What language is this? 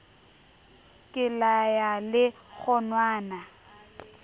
Southern Sotho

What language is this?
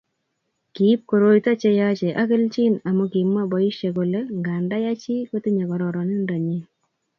Kalenjin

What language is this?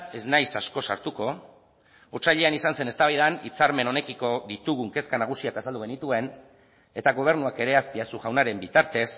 Basque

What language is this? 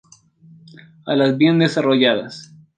Spanish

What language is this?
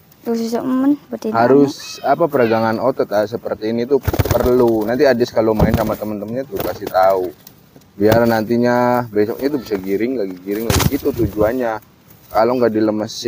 Indonesian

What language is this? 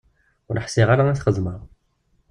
Kabyle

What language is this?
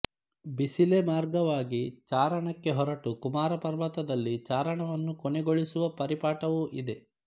Kannada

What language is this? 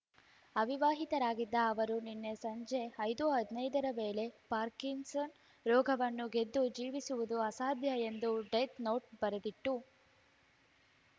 Kannada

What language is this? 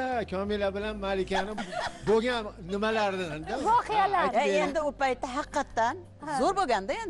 Turkish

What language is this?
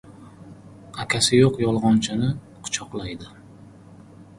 Uzbek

